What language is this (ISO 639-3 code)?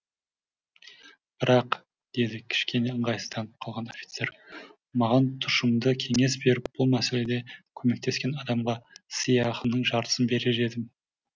kaz